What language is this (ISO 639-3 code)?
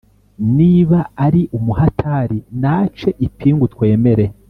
kin